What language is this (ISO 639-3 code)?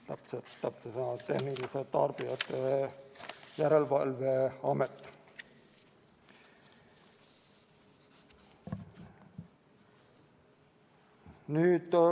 est